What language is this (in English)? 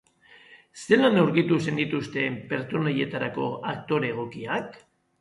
Basque